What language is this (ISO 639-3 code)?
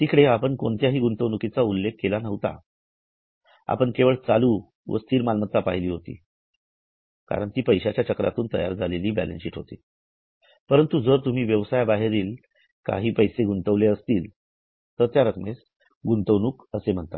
mar